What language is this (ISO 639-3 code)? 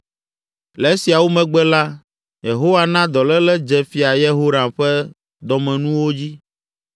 ewe